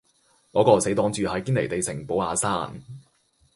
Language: Cantonese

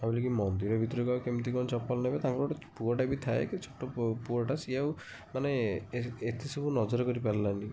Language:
Odia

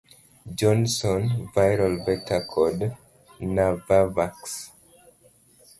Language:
Luo (Kenya and Tanzania)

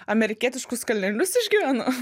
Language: Lithuanian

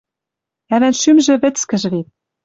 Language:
Western Mari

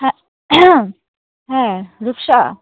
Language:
Bangla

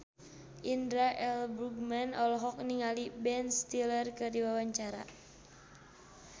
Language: Sundanese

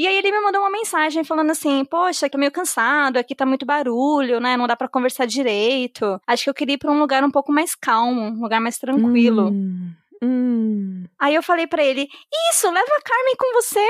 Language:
Portuguese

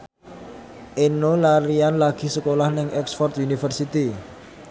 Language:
Javanese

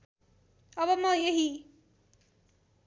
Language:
Nepali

